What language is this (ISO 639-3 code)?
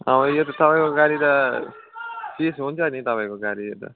nep